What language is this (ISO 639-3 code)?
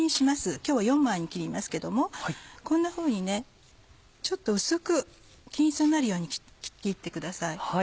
jpn